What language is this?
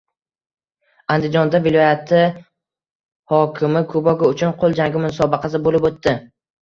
Uzbek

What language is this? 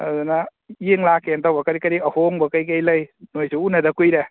Manipuri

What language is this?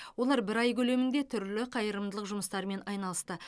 Kazakh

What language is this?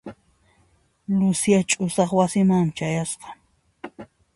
Puno Quechua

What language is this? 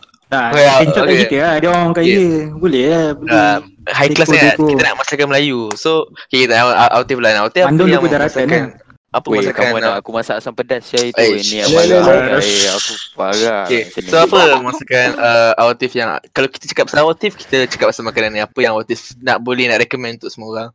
Malay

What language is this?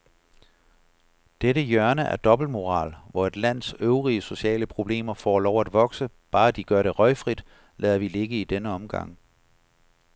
Danish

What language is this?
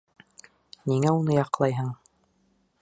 Bashkir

